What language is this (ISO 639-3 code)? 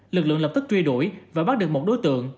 vie